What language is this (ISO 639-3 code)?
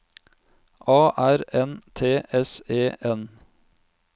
nor